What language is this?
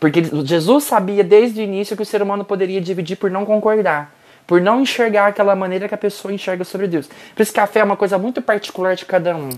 Portuguese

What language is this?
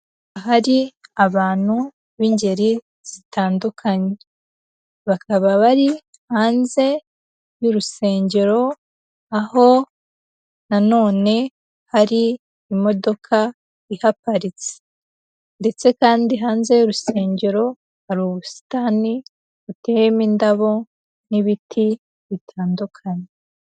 Kinyarwanda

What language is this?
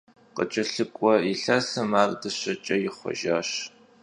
Kabardian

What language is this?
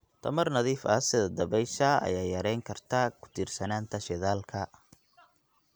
Somali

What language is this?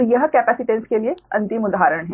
Hindi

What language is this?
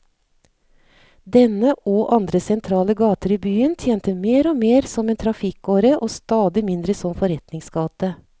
Norwegian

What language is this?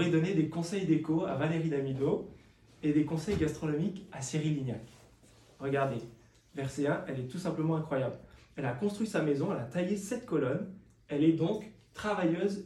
French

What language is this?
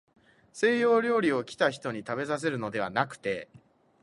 Japanese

